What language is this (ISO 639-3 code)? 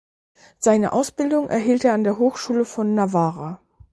deu